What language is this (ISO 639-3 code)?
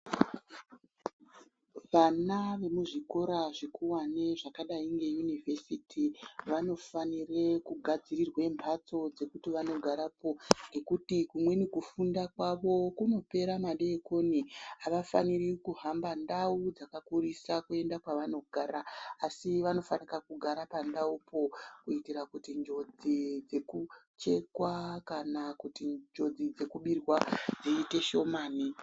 ndc